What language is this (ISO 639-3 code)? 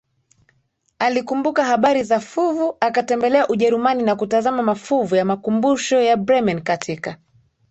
swa